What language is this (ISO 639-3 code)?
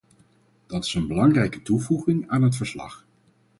nld